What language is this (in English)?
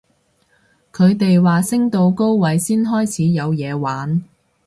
Cantonese